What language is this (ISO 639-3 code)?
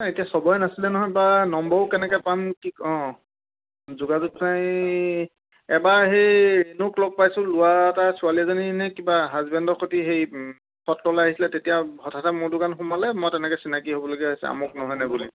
asm